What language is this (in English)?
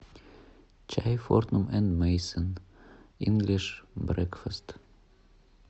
Russian